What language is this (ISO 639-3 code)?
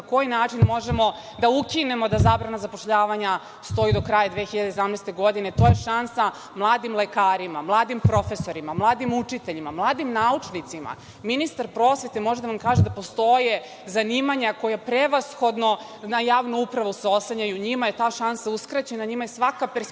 srp